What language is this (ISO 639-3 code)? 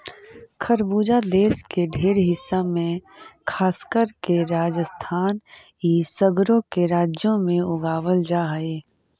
mag